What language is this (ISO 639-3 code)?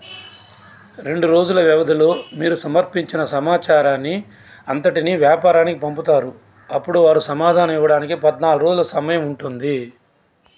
tel